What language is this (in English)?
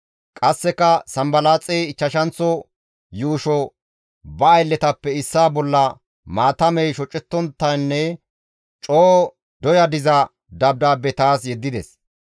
Gamo